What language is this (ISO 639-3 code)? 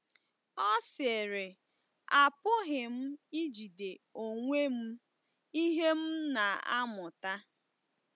ibo